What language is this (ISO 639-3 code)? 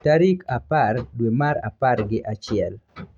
luo